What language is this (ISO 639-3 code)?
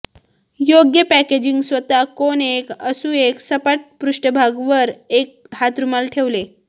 mar